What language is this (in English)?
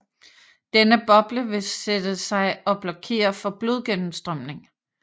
Danish